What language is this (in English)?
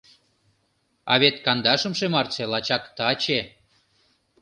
Mari